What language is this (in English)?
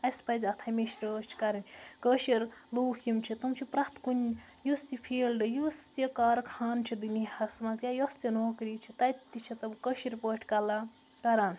Kashmiri